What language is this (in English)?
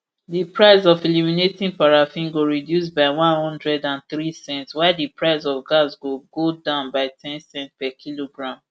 Nigerian Pidgin